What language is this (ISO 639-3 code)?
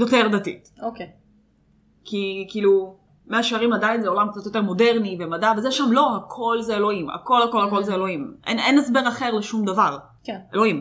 heb